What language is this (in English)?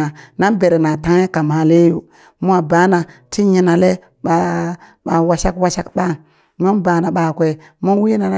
Burak